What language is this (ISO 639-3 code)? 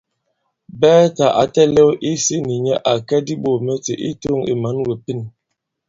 abb